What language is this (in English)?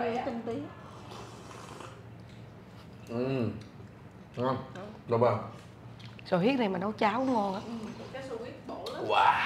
Vietnamese